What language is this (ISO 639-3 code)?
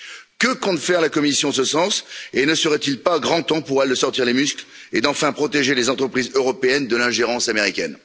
fra